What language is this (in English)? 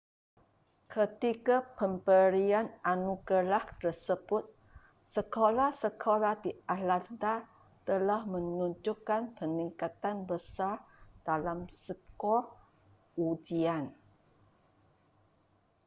Malay